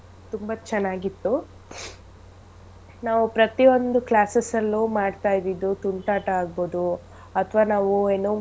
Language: Kannada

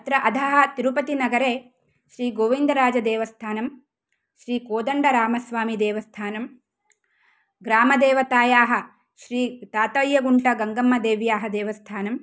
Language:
Sanskrit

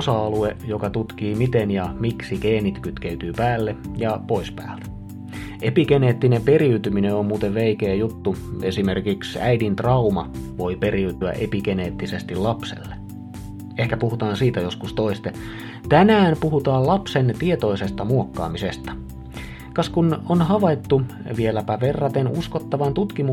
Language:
Finnish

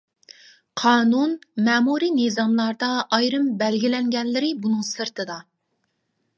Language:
Uyghur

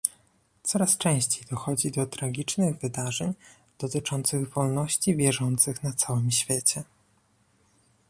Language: Polish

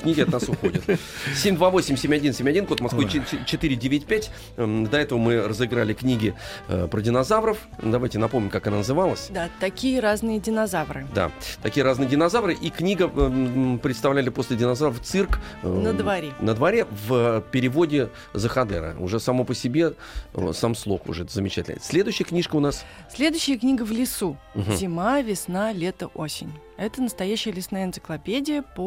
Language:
Russian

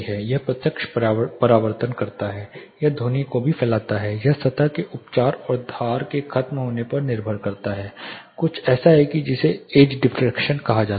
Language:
Hindi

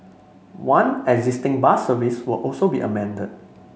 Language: English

